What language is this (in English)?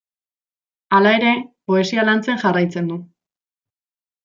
Basque